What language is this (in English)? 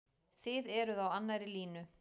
Icelandic